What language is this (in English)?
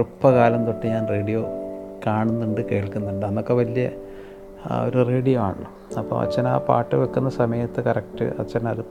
Malayalam